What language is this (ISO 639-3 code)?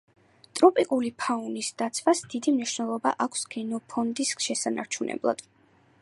kat